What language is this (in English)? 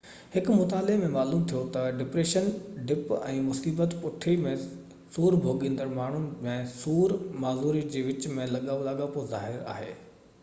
Sindhi